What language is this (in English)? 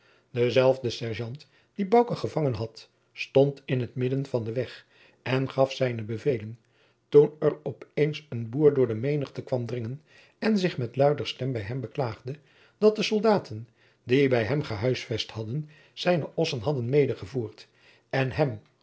Dutch